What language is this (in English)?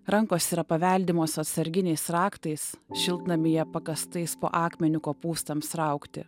Lithuanian